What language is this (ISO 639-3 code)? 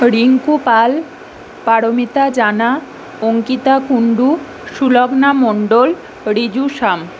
ben